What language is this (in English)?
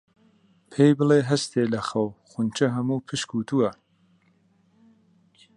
Central Kurdish